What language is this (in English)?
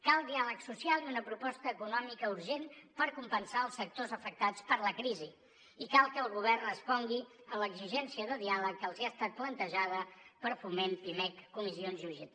Catalan